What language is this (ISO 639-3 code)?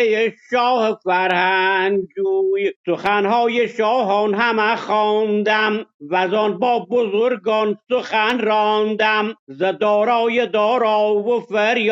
fas